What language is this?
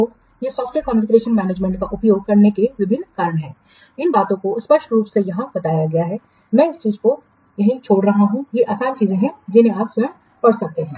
Hindi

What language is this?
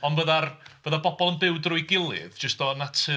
Welsh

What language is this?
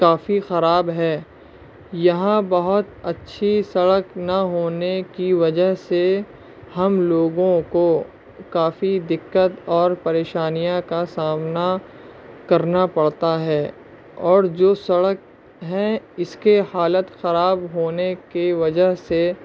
Urdu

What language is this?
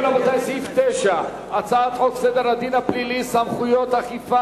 Hebrew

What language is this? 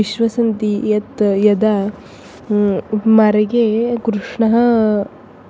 Sanskrit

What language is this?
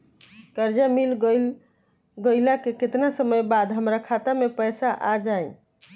Bhojpuri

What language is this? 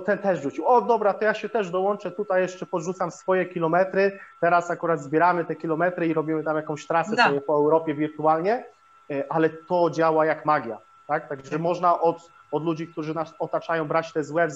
Polish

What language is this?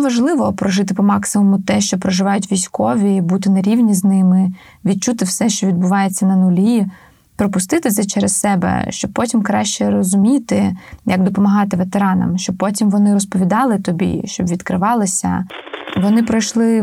Ukrainian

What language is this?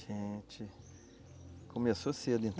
Portuguese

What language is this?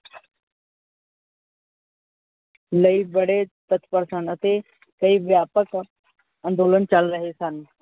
Punjabi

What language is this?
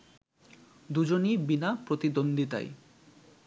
Bangla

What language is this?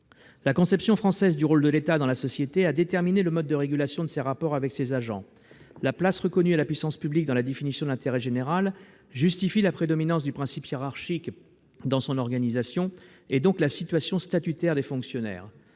French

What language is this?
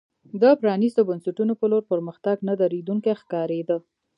Pashto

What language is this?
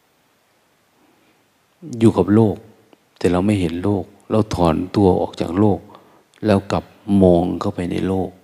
Thai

